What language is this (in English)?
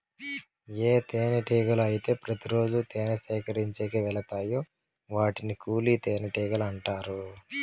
Telugu